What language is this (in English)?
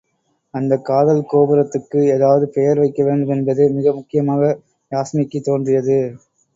Tamil